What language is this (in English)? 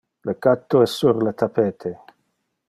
Interlingua